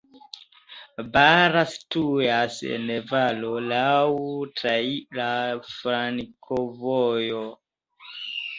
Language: Esperanto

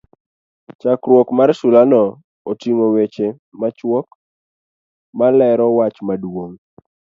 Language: Luo (Kenya and Tanzania)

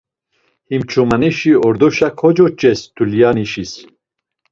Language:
Laz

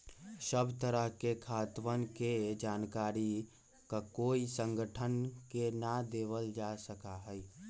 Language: Magahi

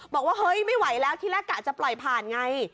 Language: Thai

